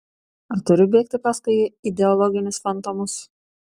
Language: Lithuanian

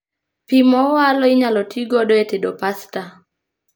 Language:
Luo (Kenya and Tanzania)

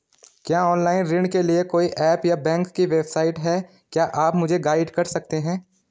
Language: Hindi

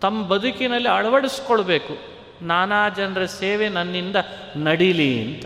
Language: Kannada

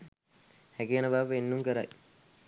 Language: Sinhala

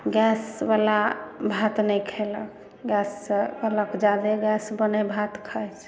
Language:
Maithili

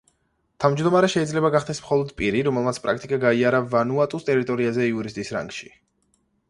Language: Georgian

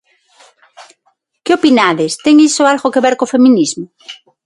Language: Galician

